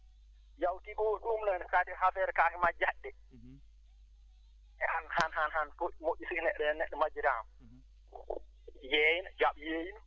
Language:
Fula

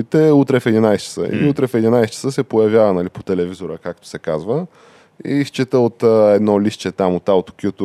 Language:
Bulgarian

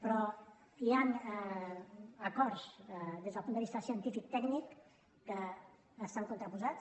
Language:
Catalan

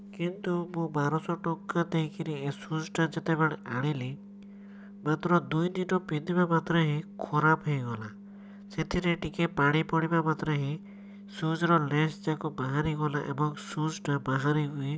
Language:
Odia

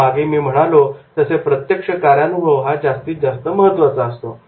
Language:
Marathi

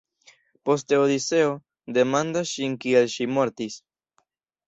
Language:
Esperanto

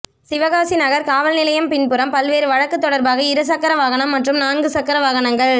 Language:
Tamil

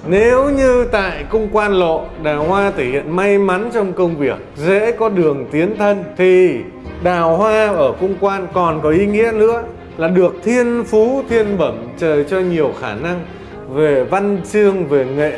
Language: Vietnamese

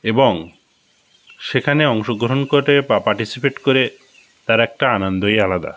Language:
Bangla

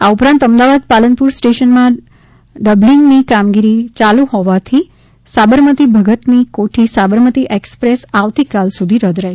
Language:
Gujarati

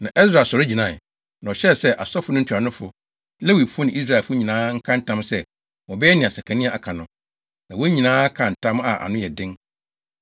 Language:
Akan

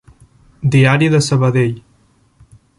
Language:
Catalan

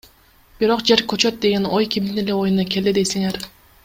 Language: Kyrgyz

